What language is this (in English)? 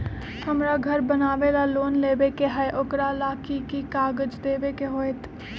Magahi